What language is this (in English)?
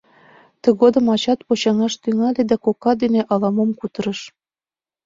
Mari